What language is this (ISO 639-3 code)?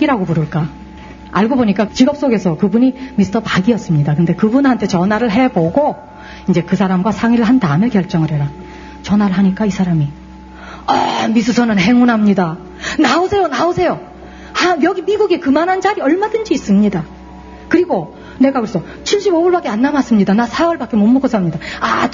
kor